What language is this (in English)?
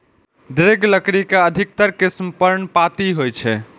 Maithili